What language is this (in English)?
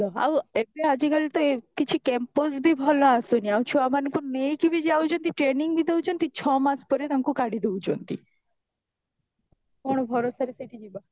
Odia